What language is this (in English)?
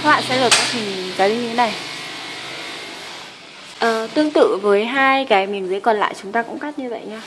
Vietnamese